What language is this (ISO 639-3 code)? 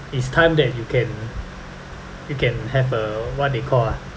eng